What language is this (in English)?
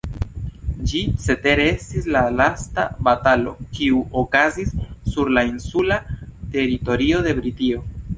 Esperanto